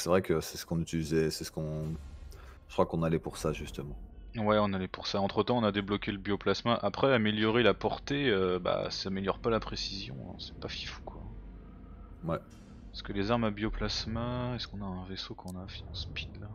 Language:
French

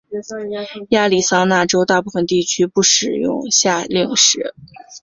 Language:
Chinese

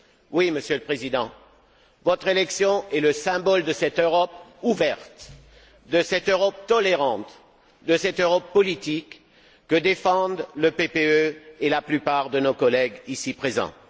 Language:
French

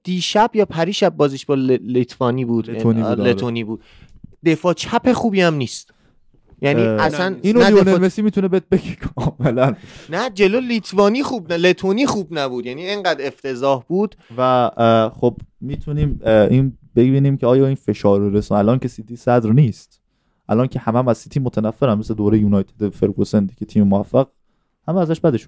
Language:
Persian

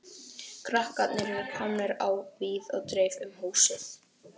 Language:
Icelandic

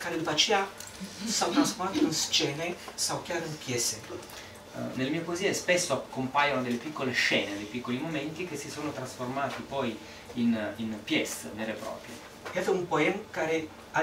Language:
Romanian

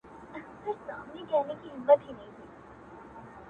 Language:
Pashto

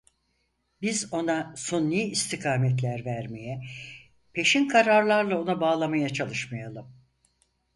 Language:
Turkish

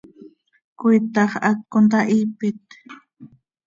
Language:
Seri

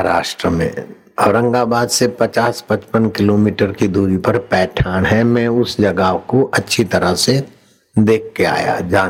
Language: Hindi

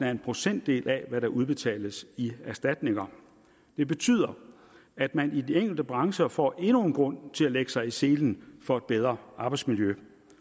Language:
Danish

